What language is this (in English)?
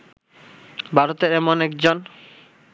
Bangla